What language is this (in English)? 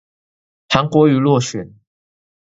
Chinese